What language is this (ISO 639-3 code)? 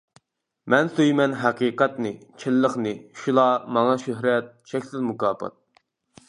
uig